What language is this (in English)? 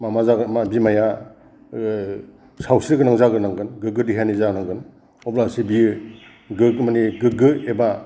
Bodo